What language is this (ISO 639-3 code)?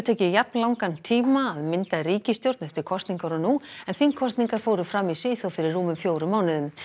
isl